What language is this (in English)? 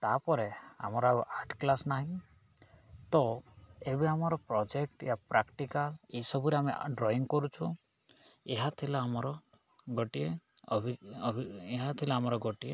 Odia